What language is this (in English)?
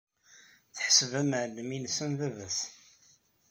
Kabyle